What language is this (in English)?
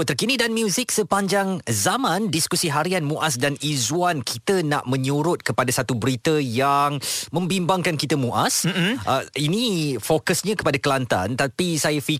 Malay